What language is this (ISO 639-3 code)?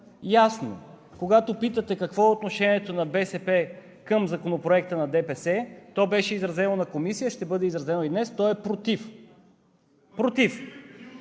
bul